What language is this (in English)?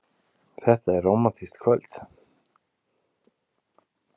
Icelandic